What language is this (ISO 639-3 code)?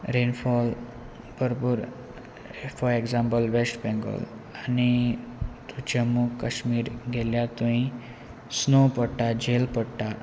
kok